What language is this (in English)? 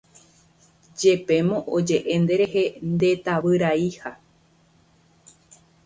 Guarani